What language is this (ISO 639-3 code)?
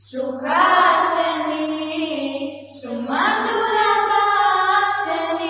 mar